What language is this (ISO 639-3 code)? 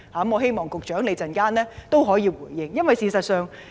yue